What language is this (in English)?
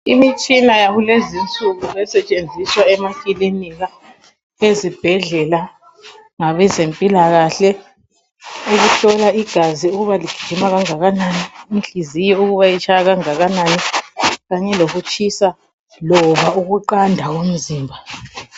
North Ndebele